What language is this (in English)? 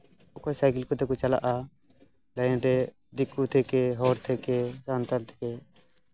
Santali